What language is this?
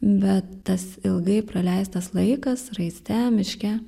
Lithuanian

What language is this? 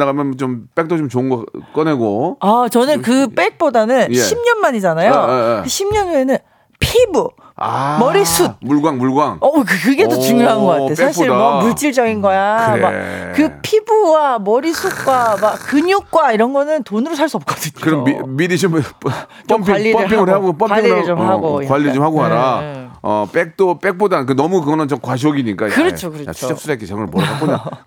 Korean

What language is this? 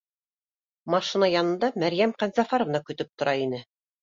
Bashkir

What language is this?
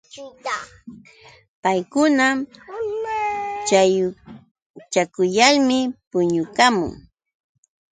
Yauyos Quechua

